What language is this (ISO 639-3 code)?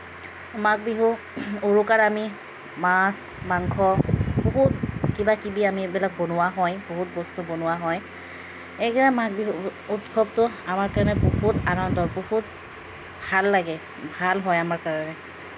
asm